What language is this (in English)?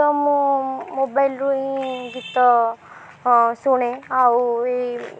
Odia